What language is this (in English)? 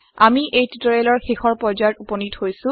Assamese